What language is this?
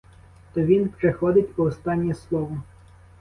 Ukrainian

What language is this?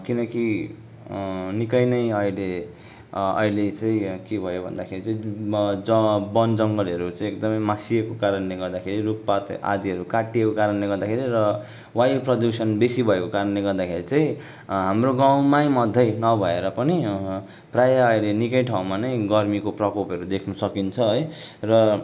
Nepali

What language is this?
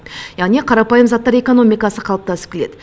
Kazakh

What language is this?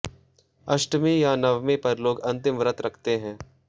Hindi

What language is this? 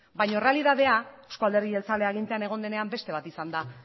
Basque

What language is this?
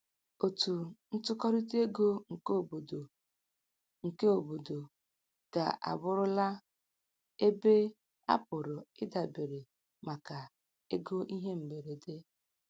Igbo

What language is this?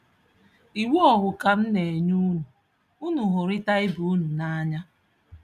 Igbo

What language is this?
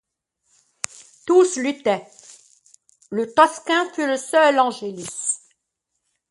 French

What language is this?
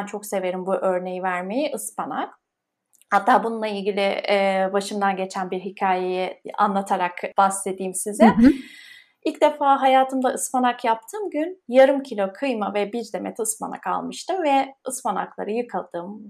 Turkish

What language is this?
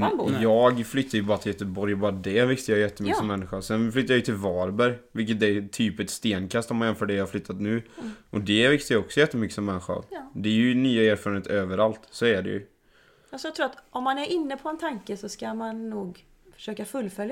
Swedish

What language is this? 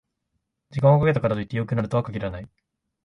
Japanese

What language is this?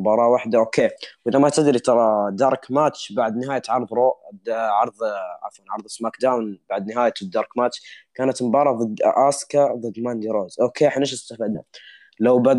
Arabic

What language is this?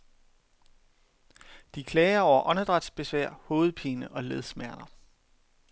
Danish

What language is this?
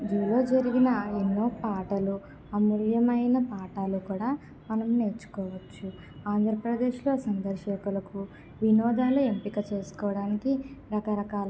Telugu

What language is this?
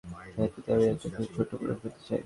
Bangla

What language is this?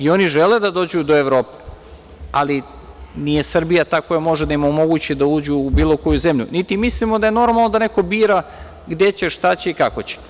Serbian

